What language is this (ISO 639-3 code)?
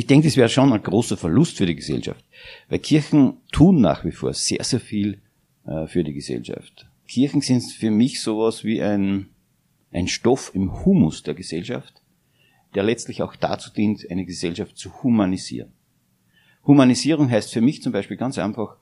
deu